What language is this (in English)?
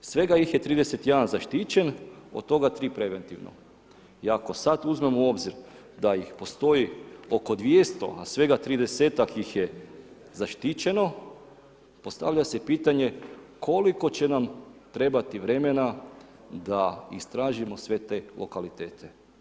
Croatian